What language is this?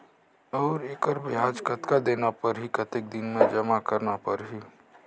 Chhattisgarhi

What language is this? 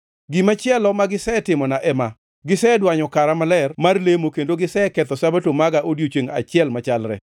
Luo (Kenya and Tanzania)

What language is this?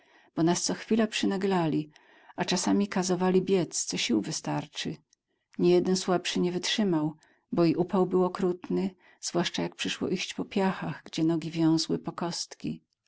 Polish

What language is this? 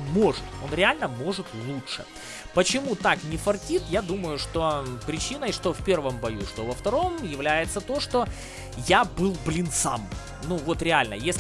Russian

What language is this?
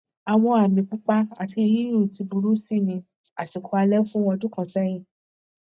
Yoruba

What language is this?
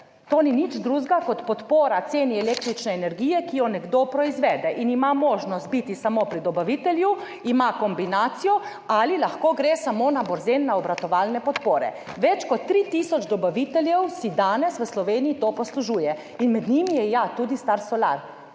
Slovenian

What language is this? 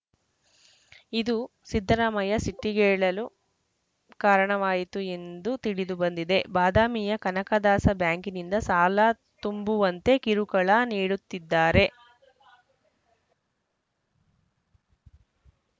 Kannada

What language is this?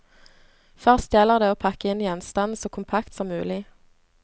Norwegian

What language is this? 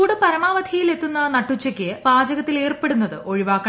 Malayalam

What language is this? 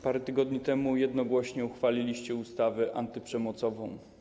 Polish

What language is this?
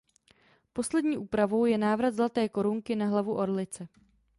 Czech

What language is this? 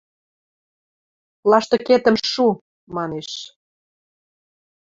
Western Mari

